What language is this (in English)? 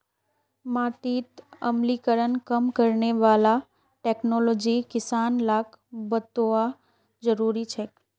Magahi